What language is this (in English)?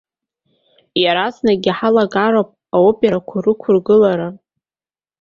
Abkhazian